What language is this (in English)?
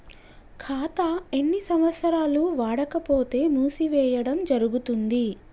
Telugu